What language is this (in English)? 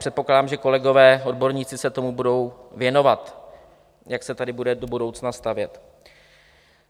Czech